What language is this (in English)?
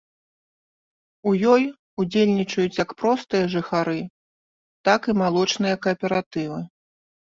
Belarusian